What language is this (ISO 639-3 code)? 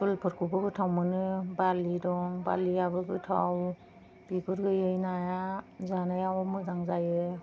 brx